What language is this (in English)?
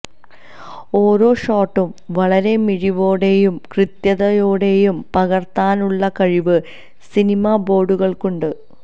Malayalam